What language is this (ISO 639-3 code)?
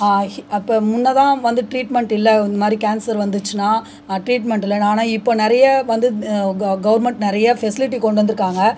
tam